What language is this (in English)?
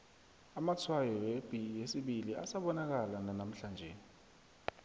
South Ndebele